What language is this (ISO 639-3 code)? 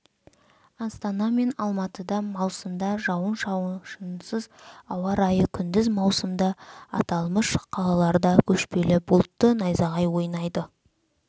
kaz